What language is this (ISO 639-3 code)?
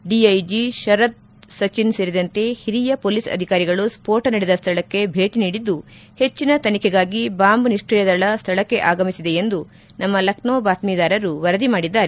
kan